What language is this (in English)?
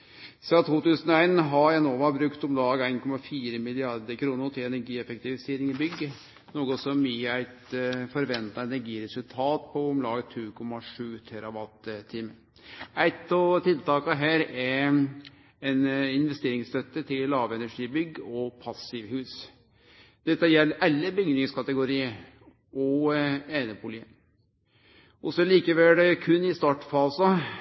Norwegian Nynorsk